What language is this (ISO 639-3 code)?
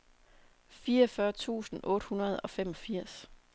dan